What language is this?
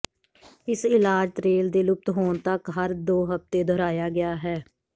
Punjabi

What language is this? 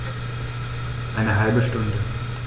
German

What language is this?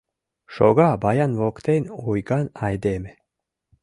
Mari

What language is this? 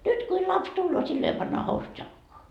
Finnish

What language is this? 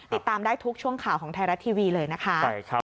Thai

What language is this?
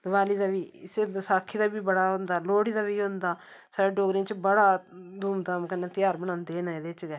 Dogri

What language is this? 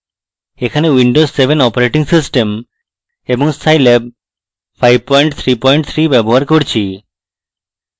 Bangla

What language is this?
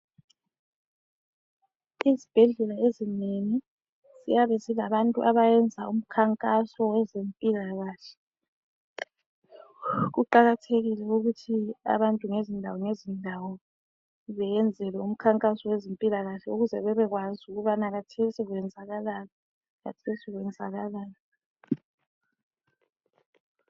North Ndebele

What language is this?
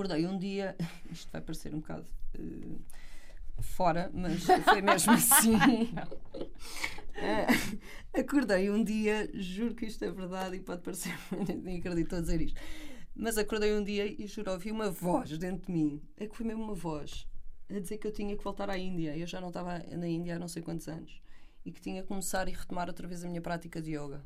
Portuguese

